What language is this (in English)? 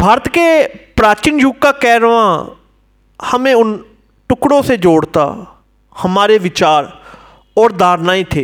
Hindi